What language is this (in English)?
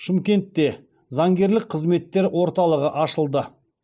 Kazakh